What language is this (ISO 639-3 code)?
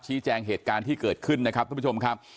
tha